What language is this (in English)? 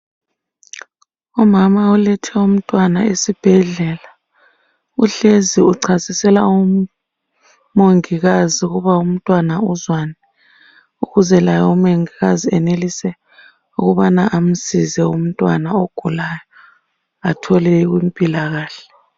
North Ndebele